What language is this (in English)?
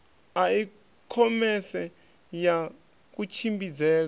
Venda